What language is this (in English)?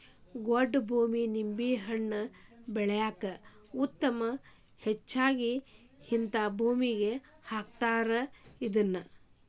Kannada